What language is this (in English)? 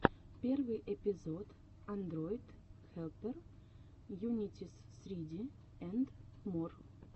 Russian